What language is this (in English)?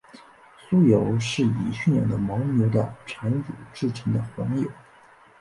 Chinese